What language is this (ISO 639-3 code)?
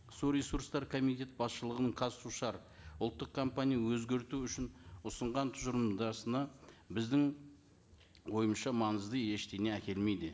kaz